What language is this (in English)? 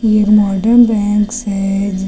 Hindi